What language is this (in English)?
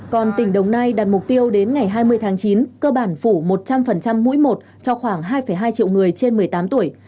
Vietnamese